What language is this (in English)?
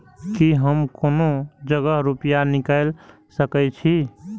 Maithili